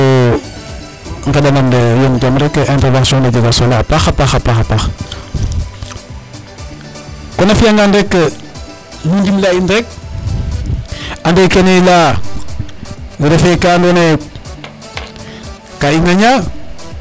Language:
Serer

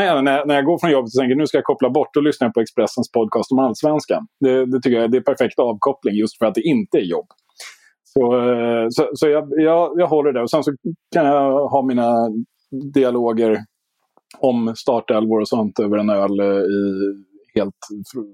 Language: Swedish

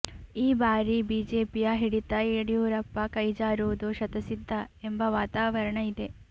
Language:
Kannada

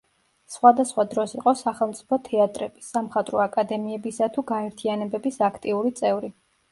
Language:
Georgian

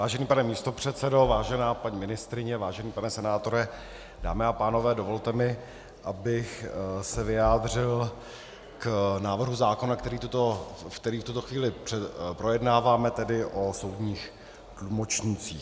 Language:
Czech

